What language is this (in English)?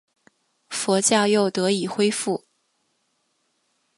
Chinese